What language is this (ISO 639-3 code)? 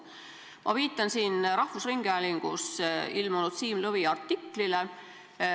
est